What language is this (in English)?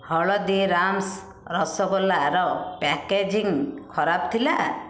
Odia